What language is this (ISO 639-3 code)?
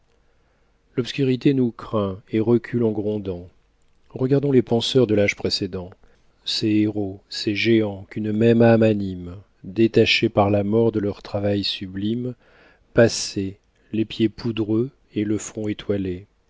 fra